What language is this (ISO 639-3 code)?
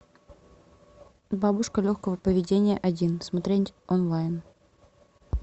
rus